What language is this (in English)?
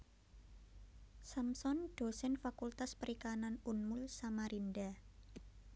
Javanese